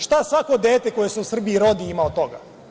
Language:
Serbian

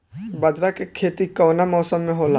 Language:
Bhojpuri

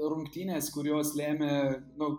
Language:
Lithuanian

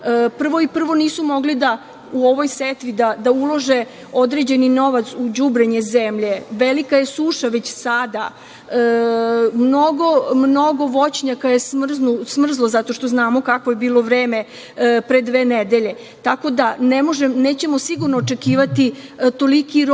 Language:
Serbian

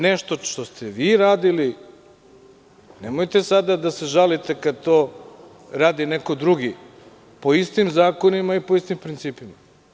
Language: Serbian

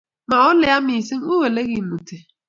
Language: Kalenjin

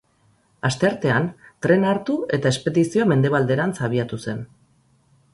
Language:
Basque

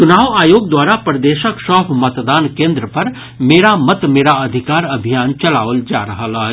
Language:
Maithili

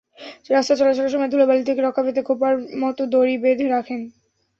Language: Bangla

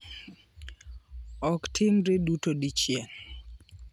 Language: Luo (Kenya and Tanzania)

